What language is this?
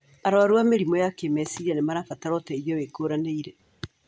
Kikuyu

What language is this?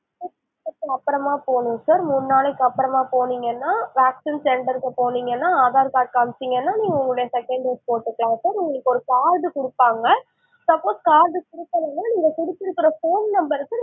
Tamil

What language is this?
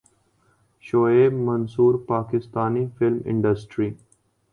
Urdu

